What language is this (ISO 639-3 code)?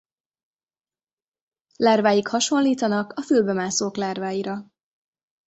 hun